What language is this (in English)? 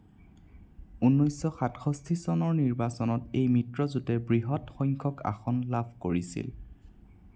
Assamese